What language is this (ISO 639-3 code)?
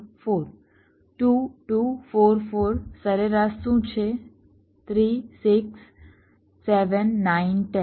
guj